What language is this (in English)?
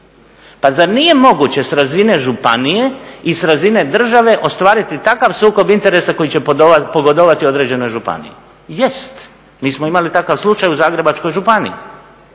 Croatian